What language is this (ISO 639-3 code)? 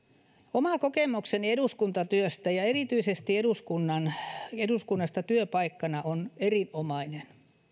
fin